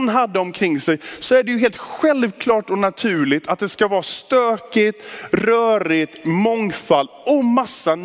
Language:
Swedish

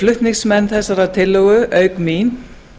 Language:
Icelandic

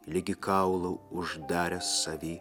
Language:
Lithuanian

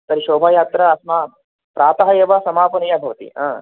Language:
Sanskrit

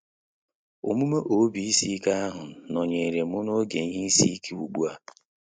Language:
Igbo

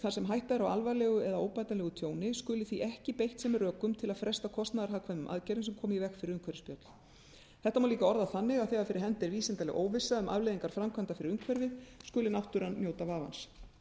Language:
Icelandic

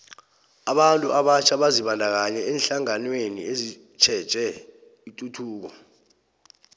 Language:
South Ndebele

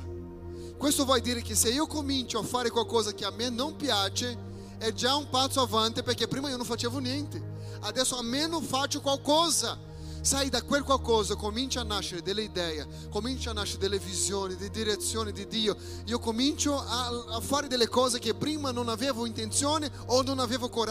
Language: Italian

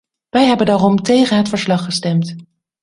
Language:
Dutch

